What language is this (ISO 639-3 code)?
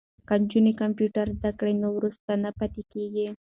pus